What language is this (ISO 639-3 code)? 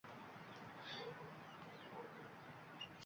uzb